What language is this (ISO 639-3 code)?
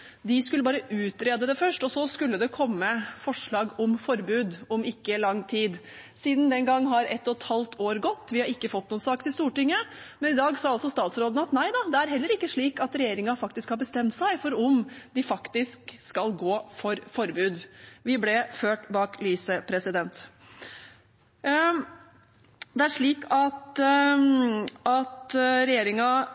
nob